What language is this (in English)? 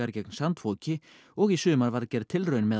Icelandic